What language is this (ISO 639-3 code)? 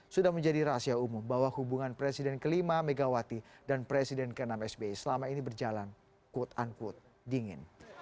ind